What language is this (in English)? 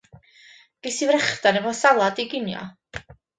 Welsh